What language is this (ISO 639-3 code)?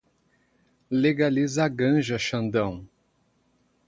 por